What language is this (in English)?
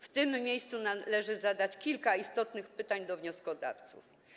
Polish